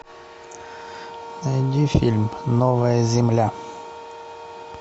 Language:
Russian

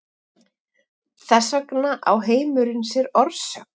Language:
Icelandic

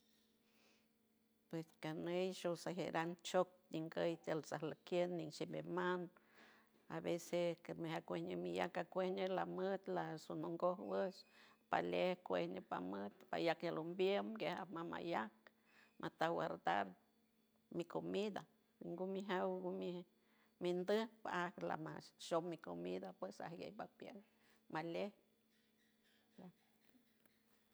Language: San Francisco Del Mar Huave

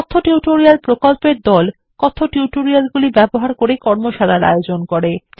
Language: Bangla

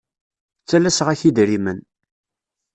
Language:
Kabyle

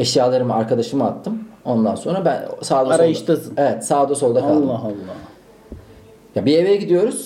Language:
Turkish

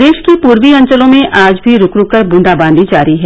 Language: Hindi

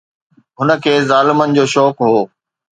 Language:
Sindhi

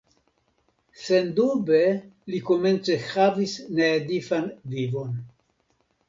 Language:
Esperanto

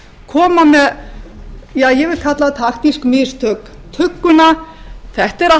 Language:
Icelandic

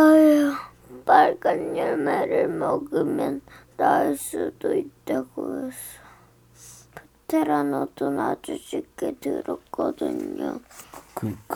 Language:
Korean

